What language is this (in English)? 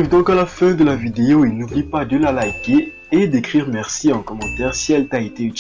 French